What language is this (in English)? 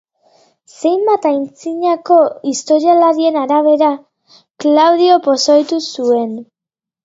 Basque